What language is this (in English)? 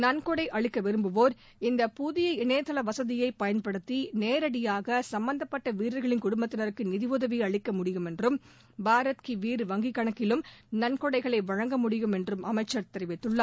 Tamil